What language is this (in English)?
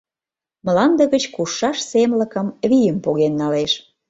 Mari